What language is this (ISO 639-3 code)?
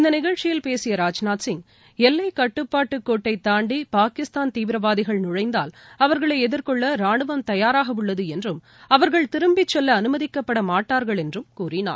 tam